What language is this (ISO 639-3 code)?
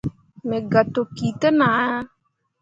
mua